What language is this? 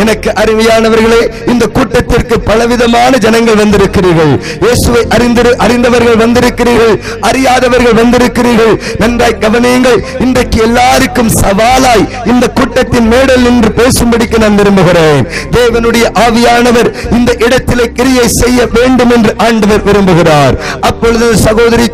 Tamil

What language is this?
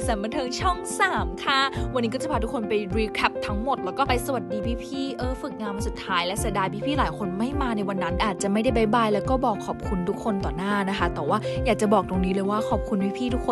Thai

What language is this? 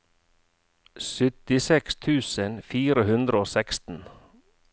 Norwegian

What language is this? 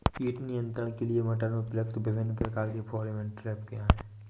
Hindi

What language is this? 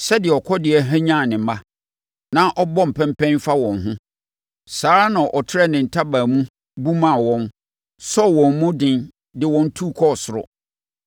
Akan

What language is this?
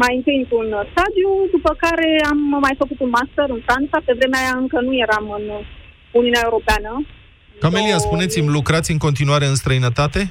Romanian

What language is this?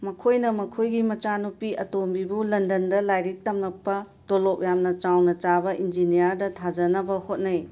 Manipuri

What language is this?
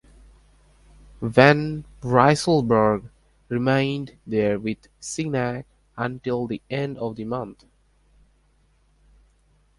English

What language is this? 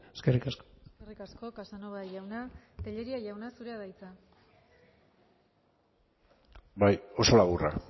Basque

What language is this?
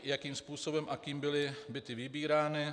Czech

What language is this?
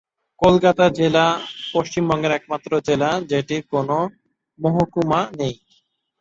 Bangla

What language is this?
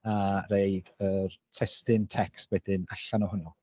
Welsh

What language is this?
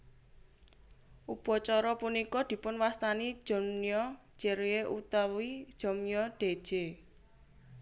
Javanese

